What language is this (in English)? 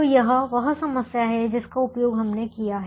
Hindi